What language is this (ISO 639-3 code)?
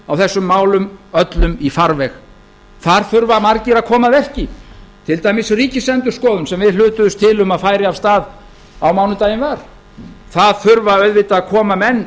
isl